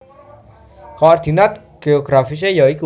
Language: Javanese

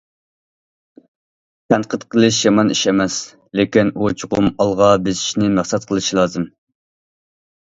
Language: Uyghur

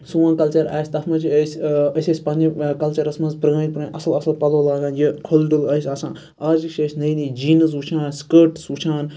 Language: Kashmiri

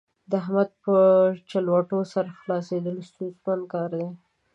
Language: Pashto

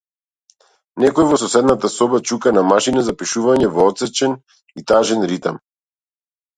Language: Macedonian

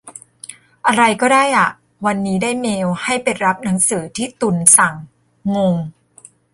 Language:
Thai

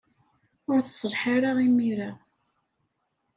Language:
Kabyle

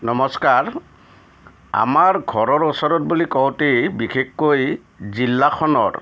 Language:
Assamese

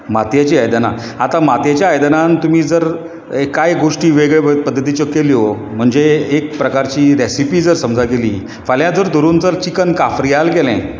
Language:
Konkani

